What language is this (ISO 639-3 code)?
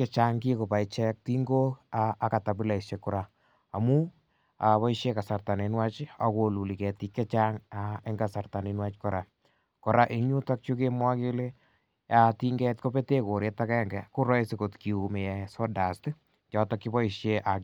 kln